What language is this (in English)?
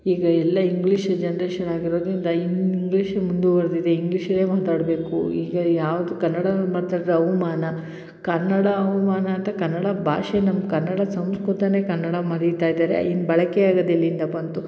Kannada